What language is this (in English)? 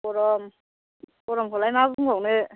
Bodo